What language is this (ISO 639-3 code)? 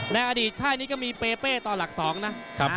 tha